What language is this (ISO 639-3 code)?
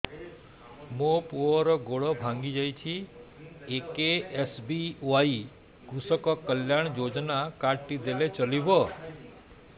ori